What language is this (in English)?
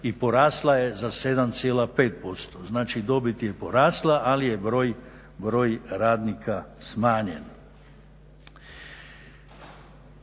Croatian